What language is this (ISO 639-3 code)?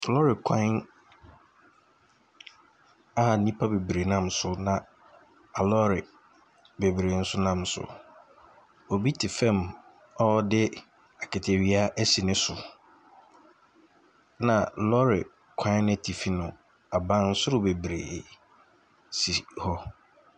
aka